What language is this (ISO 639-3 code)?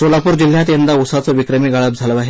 mar